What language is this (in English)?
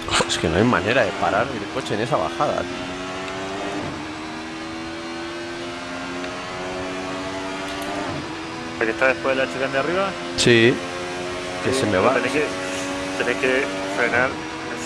Spanish